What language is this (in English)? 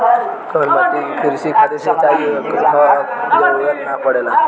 Bhojpuri